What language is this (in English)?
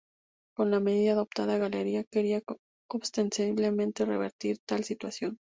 Spanish